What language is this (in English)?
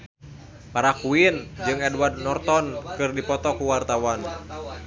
Sundanese